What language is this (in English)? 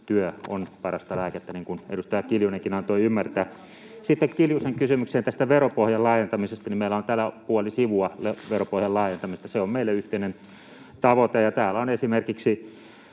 Finnish